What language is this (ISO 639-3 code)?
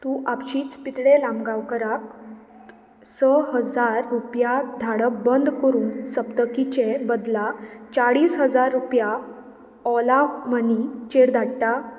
kok